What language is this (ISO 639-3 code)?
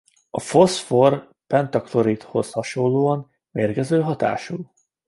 hun